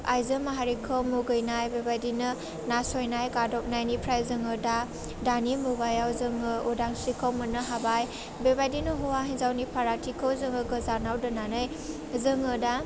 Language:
Bodo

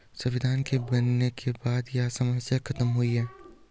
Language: Hindi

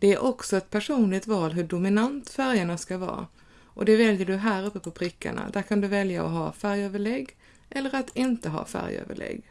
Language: Swedish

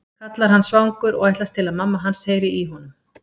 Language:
Icelandic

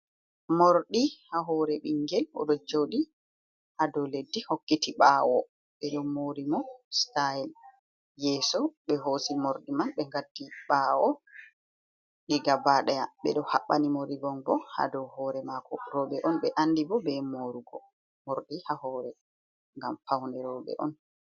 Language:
Fula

